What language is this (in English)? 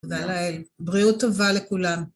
Hebrew